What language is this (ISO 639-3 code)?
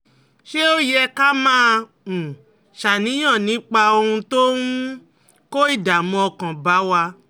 yor